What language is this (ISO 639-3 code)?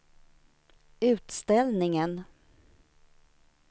swe